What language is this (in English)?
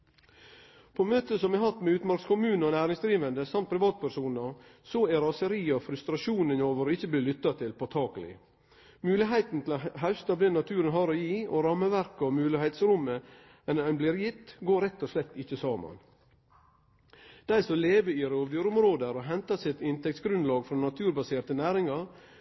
Norwegian Nynorsk